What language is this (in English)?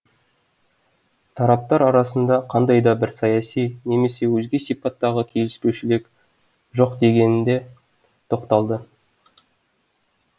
Kazakh